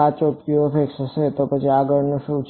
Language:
Gujarati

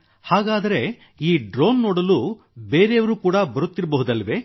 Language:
Kannada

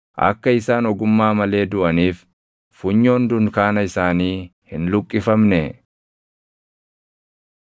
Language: Oromo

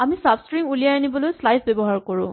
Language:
Assamese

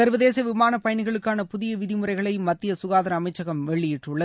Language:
Tamil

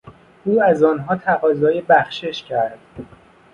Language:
Persian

